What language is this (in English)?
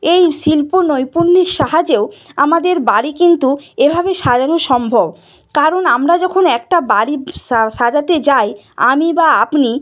Bangla